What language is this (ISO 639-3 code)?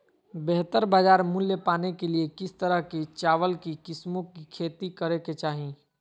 mag